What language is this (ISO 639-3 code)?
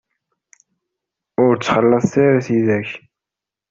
kab